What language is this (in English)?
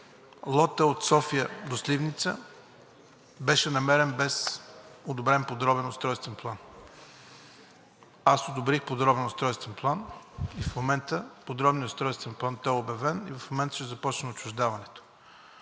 Bulgarian